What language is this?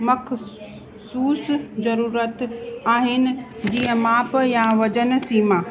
Sindhi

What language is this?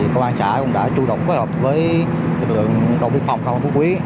Vietnamese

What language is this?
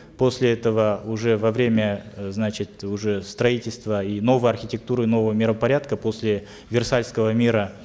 Kazakh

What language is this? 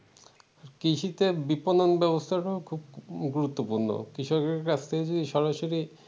Bangla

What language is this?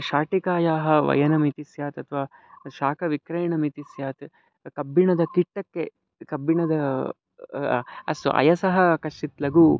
Sanskrit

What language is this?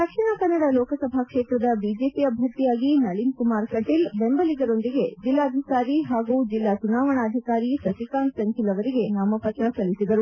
Kannada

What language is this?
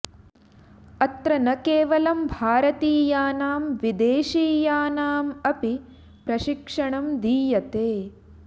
Sanskrit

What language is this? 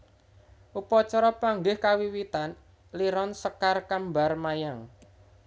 Javanese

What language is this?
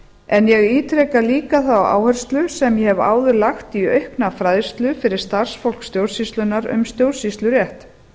Icelandic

